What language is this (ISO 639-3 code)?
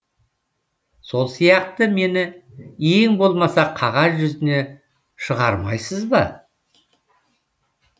kaz